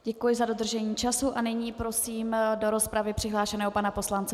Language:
Czech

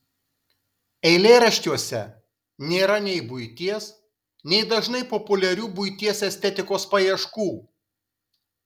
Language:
Lithuanian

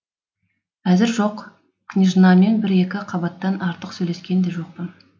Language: Kazakh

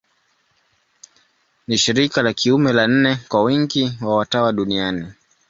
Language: Swahili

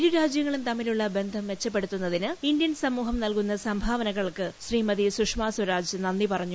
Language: Malayalam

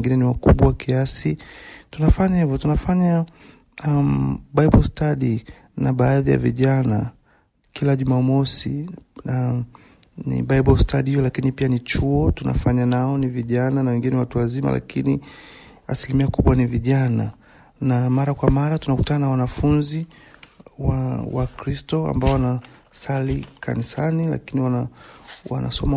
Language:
Swahili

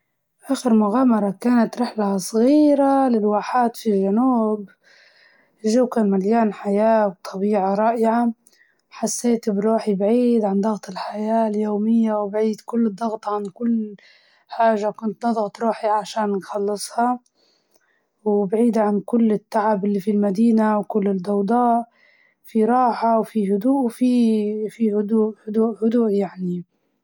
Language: Libyan Arabic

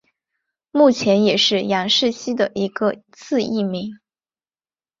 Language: Chinese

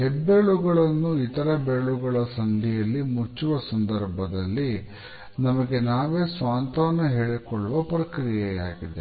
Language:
Kannada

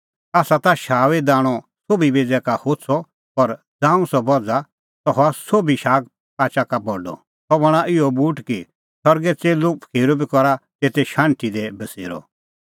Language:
Kullu Pahari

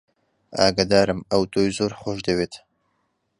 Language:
Central Kurdish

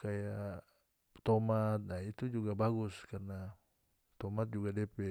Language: North Moluccan Malay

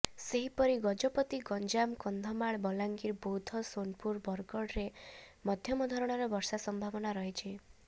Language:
Odia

